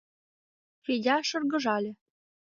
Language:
Mari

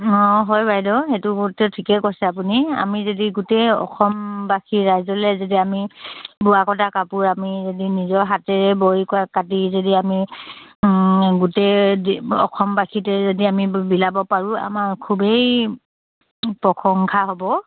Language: Assamese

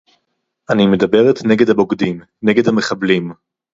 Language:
Hebrew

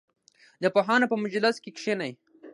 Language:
Pashto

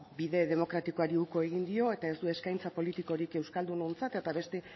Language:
Basque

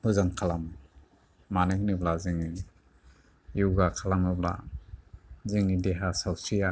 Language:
Bodo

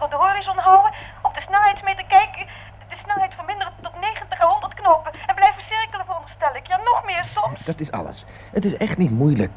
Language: Dutch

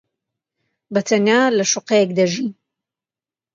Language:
Central Kurdish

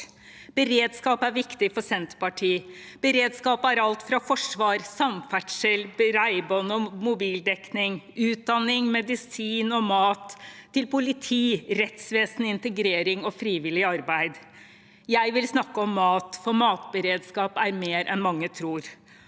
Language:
Norwegian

